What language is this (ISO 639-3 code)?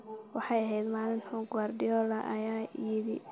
som